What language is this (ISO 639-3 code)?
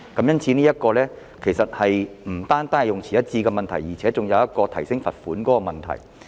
yue